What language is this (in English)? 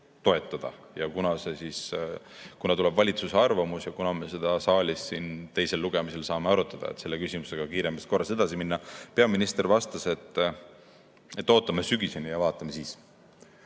Estonian